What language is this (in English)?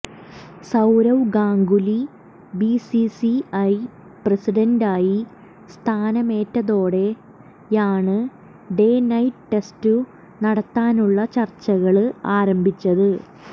Malayalam